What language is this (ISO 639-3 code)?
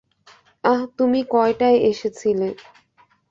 ben